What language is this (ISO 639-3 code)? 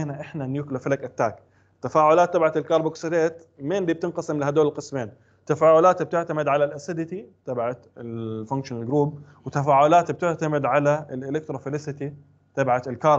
ara